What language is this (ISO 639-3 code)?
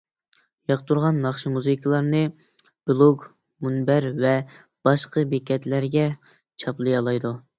uig